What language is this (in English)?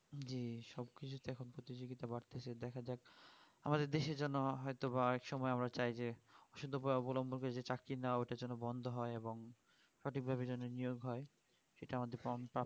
Bangla